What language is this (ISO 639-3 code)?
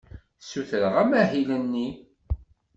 kab